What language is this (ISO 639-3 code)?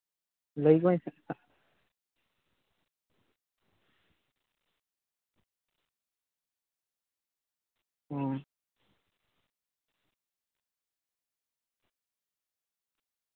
sat